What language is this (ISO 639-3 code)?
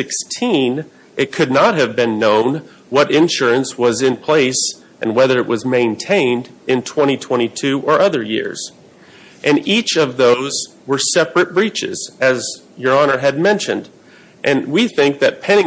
eng